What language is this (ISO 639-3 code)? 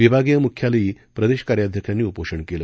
mar